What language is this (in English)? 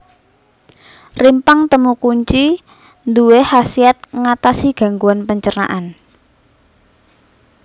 Javanese